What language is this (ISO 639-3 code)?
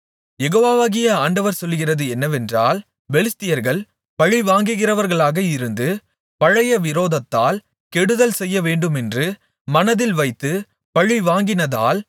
tam